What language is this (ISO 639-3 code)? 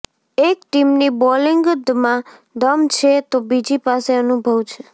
guj